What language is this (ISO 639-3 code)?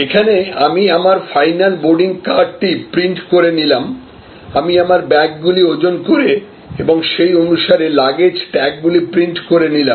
ben